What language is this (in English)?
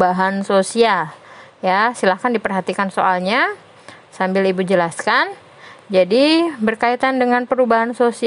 Indonesian